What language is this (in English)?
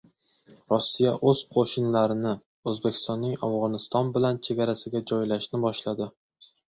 Uzbek